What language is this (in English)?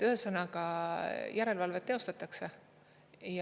Estonian